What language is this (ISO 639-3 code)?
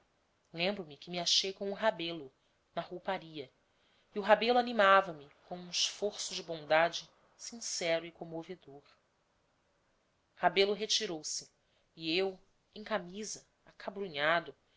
por